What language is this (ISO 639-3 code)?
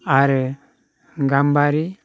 brx